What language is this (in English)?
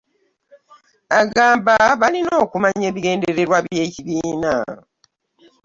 Ganda